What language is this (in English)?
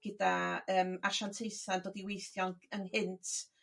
Welsh